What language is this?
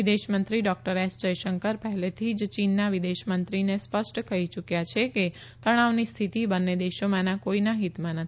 Gujarati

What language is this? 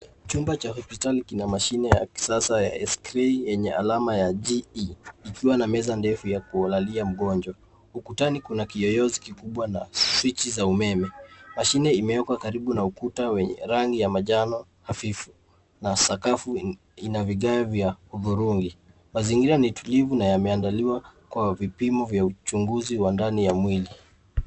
Swahili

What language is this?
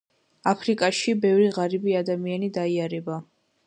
Georgian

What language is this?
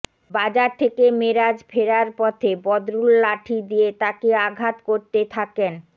Bangla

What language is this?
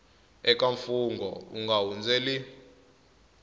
Tsonga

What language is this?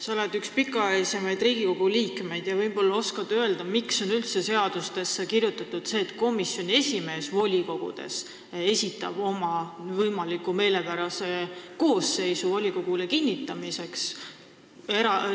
Estonian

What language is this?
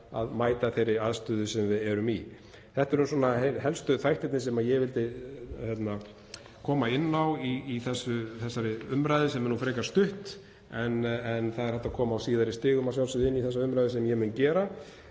Icelandic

